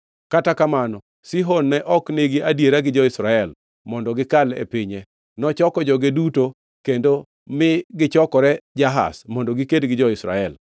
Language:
Luo (Kenya and Tanzania)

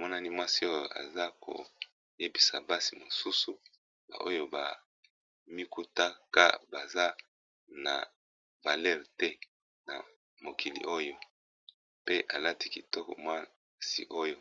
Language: Lingala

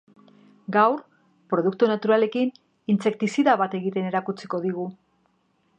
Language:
Basque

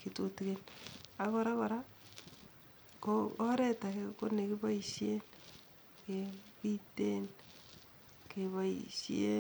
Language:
Kalenjin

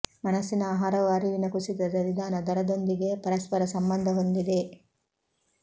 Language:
Kannada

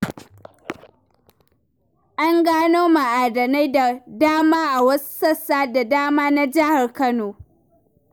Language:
Hausa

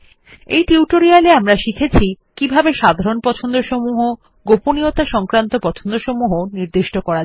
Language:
Bangla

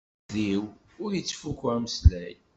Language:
Kabyle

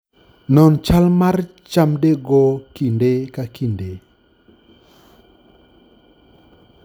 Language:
Luo (Kenya and Tanzania)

